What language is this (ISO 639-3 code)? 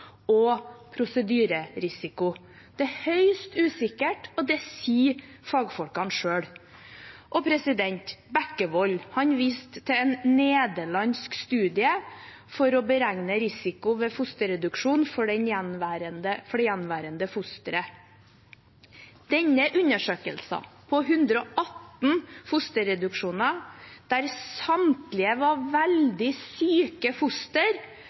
nob